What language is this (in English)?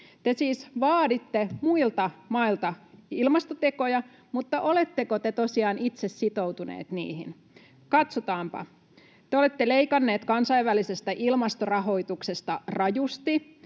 Finnish